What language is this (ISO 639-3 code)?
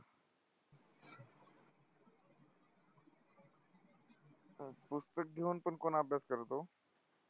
mar